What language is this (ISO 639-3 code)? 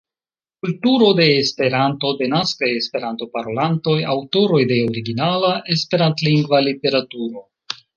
epo